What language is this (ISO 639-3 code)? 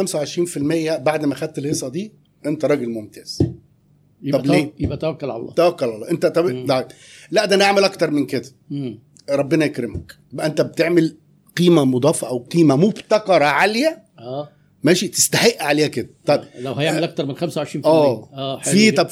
ara